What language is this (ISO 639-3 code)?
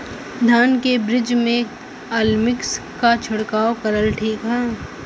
bho